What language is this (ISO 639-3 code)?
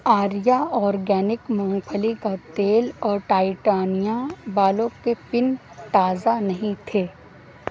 urd